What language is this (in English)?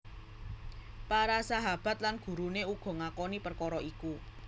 Javanese